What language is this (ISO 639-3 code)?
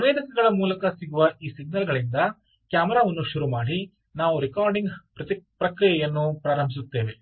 kan